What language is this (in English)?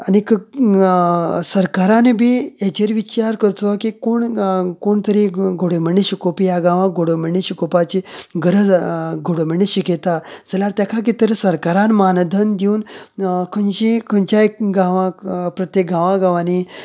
Konkani